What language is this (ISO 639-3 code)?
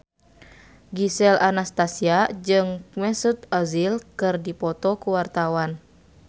sun